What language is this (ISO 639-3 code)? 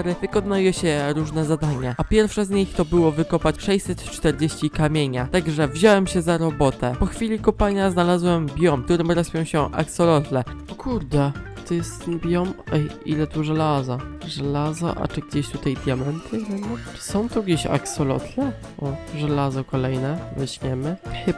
pol